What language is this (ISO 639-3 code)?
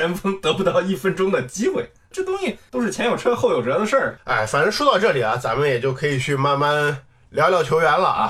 zho